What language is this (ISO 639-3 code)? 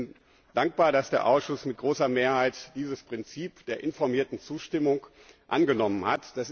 deu